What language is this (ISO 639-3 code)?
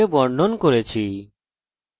ben